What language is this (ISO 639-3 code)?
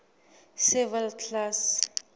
sot